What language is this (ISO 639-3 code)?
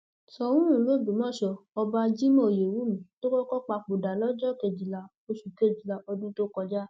yor